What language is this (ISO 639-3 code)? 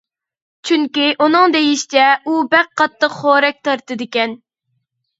uig